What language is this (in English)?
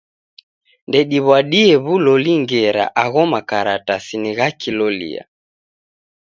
Taita